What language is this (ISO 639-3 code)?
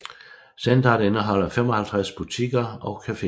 dan